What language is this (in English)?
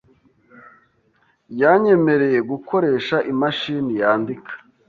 Kinyarwanda